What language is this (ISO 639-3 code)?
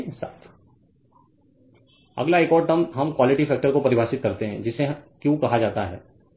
hin